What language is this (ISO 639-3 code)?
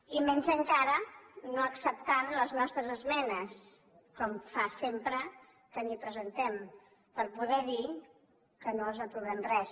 cat